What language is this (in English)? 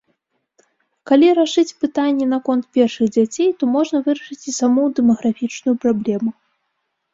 Belarusian